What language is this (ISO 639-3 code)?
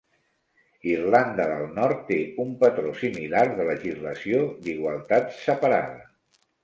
cat